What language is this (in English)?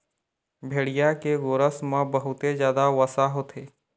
Chhattisgarhi